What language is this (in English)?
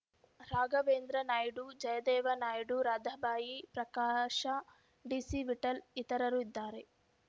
Kannada